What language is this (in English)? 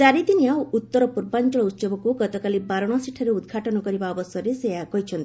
Odia